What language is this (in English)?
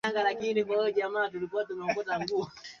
Swahili